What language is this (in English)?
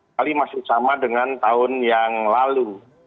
Indonesian